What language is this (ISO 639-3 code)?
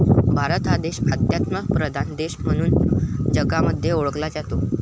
mar